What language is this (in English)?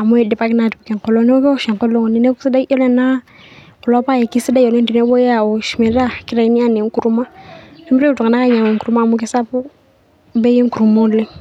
Masai